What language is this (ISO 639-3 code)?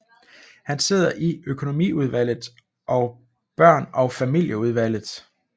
dan